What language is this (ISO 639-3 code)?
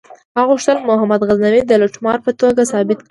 pus